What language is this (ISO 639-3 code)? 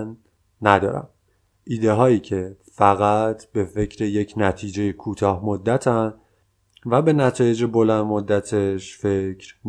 fas